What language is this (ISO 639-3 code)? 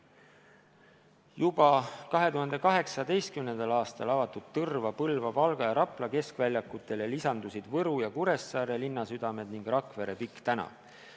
est